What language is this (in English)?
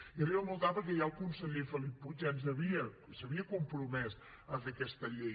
Catalan